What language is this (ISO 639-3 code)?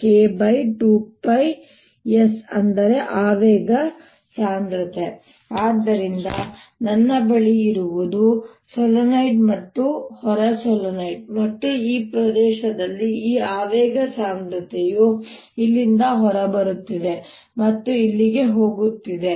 kan